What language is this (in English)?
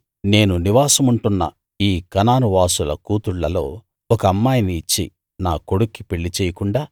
Telugu